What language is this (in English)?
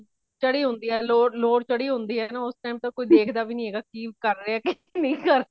Punjabi